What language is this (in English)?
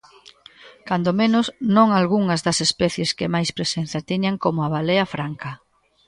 Galician